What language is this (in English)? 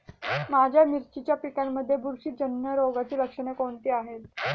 Marathi